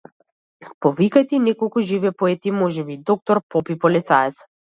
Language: Macedonian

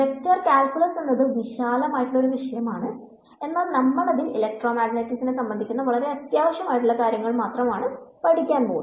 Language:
Malayalam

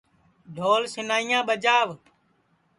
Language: Sansi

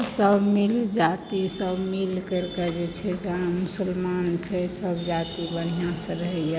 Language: Maithili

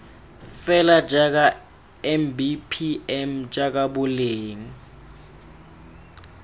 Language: Tswana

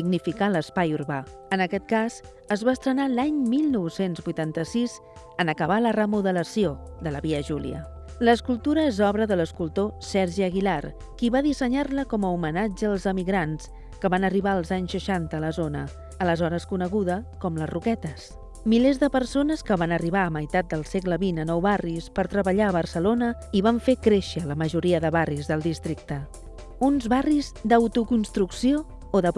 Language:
Spanish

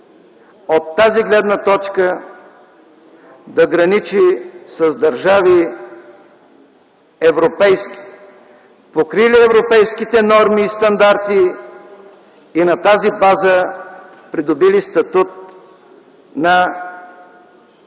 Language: Bulgarian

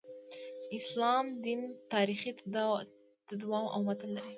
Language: Pashto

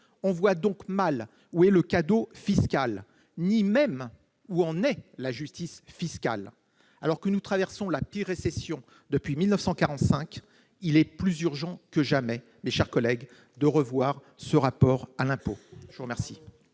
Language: French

